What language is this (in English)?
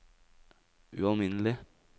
Norwegian